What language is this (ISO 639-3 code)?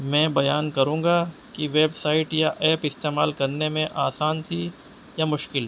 urd